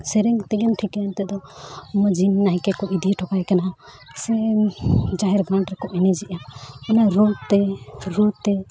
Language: Santali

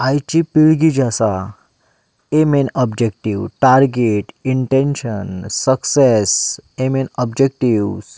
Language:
Konkani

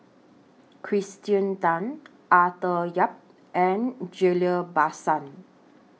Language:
English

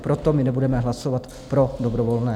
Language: Czech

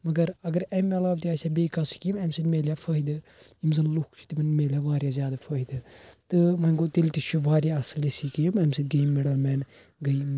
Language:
Kashmiri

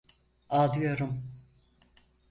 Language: Turkish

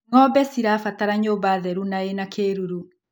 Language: Kikuyu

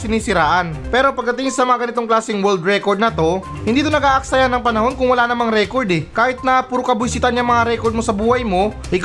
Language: Filipino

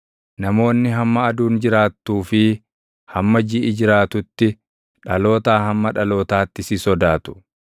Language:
Oromo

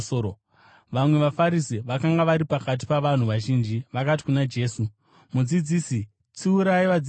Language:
Shona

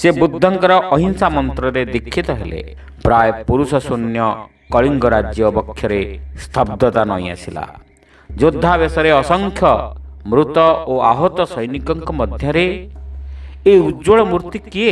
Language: Hindi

